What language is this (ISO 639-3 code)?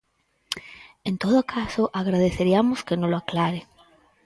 glg